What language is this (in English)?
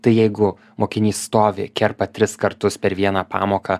Lithuanian